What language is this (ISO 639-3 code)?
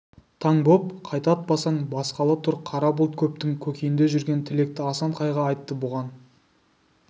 kaz